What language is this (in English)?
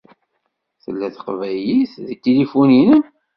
Kabyle